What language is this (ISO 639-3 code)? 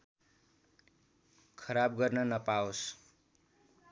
nep